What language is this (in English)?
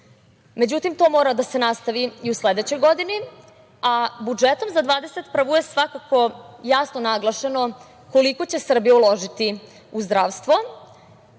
Serbian